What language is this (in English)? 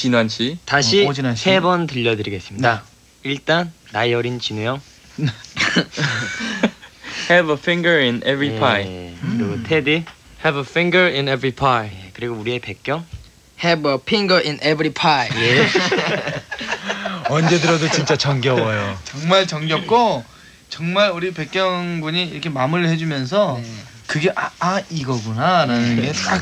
Korean